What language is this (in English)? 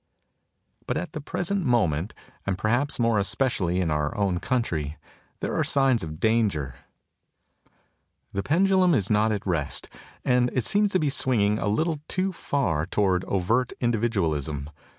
English